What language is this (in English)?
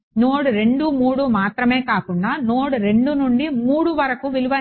Telugu